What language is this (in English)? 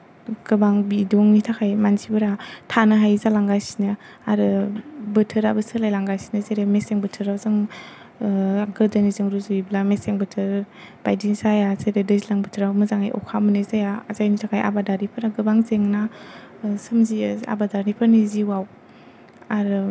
Bodo